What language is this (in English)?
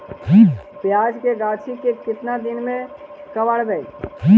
Magahi